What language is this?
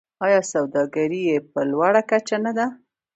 Pashto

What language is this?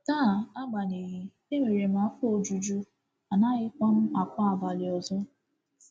Igbo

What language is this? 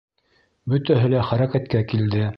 Bashkir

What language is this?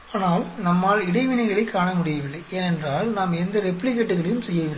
Tamil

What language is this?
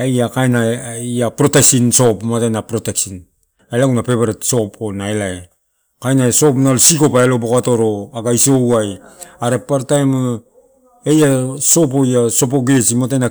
Torau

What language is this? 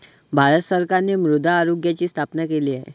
Marathi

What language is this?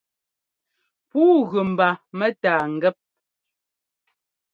Ngomba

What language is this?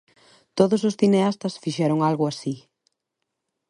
Galician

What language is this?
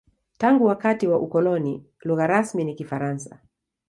Swahili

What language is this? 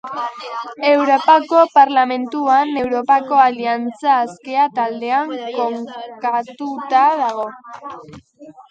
Basque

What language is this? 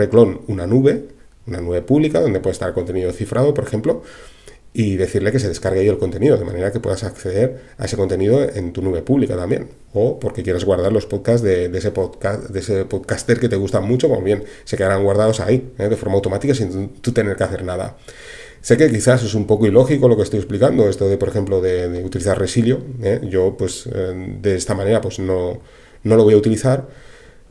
Spanish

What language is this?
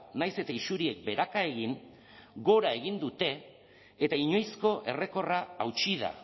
Basque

